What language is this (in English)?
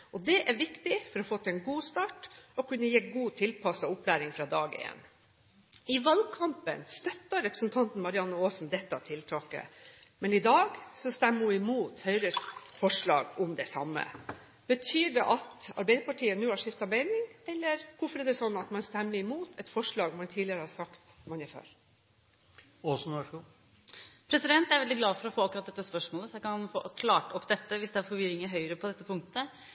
Norwegian Bokmål